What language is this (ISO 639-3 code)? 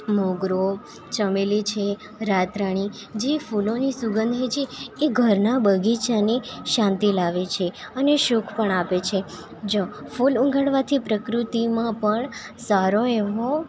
guj